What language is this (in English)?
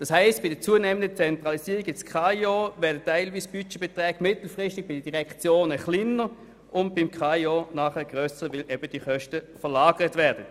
Swiss German